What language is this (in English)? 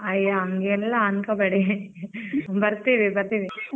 Kannada